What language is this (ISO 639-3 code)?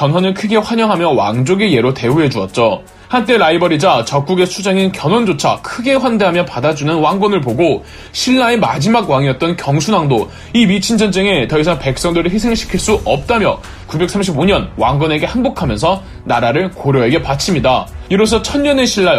kor